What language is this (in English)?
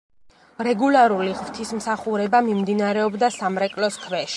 Georgian